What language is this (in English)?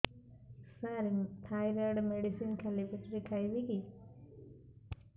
Odia